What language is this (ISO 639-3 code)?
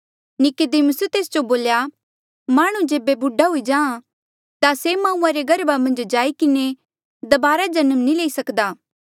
mjl